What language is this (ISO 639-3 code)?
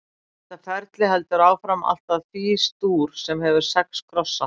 isl